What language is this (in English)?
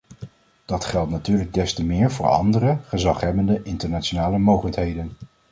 Dutch